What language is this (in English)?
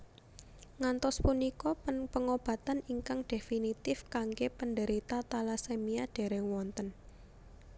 Javanese